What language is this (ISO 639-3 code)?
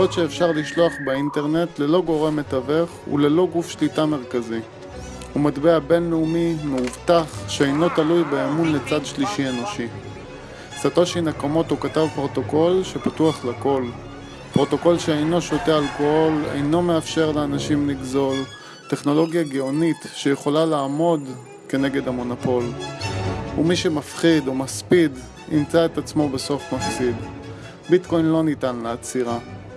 heb